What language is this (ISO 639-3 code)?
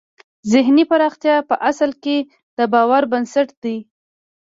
pus